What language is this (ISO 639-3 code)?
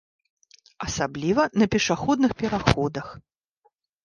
bel